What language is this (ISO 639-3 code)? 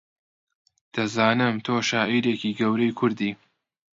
ckb